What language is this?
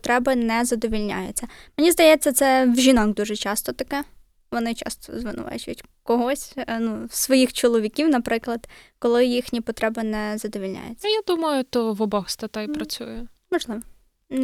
Ukrainian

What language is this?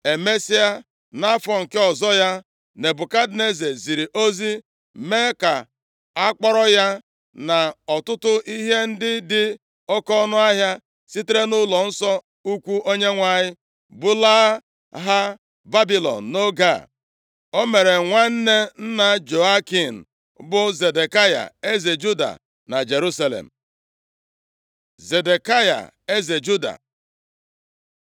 Igbo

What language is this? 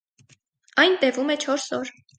Armenian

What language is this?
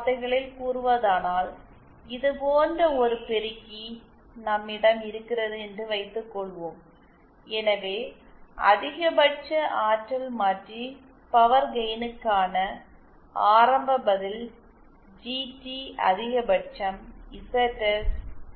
Tamil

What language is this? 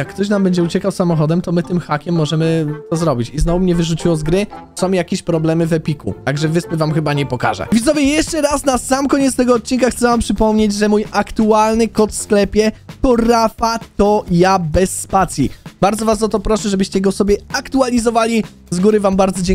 Polish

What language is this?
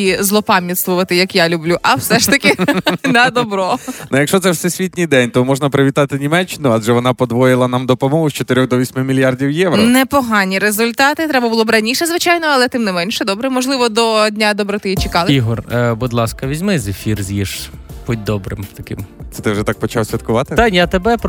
Ukrainian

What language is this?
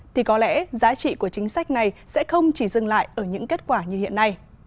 Vietnamese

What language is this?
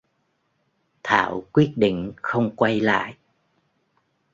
Vietnamese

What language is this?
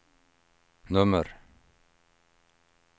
Swedish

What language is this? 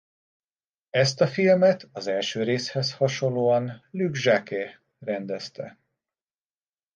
Hungarian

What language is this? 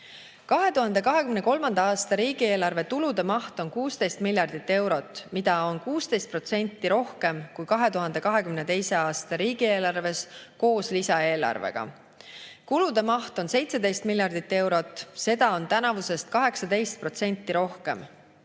Estonian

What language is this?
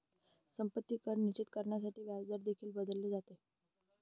Marathi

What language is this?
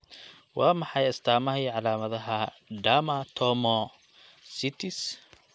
Somali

